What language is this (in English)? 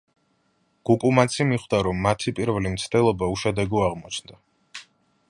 Georgian